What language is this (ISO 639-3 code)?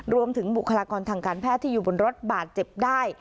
tha